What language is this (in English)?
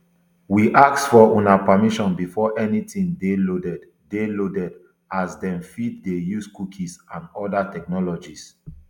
Nigerian Pidgin